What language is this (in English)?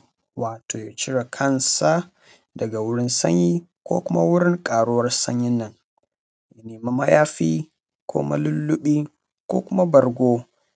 Hausa